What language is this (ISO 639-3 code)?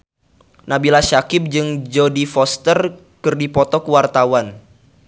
sun